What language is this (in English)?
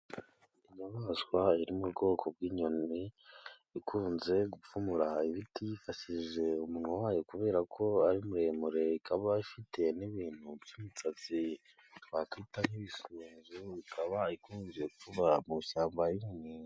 Kinyarwanda